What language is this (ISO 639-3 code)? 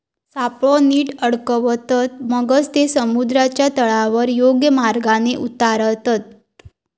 mar